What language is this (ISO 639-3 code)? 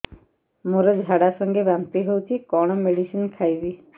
ori